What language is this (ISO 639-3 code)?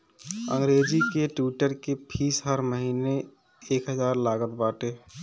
bho